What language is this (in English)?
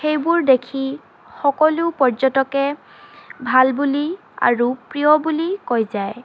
Assamese